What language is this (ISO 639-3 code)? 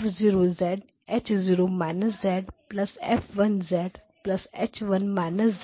hin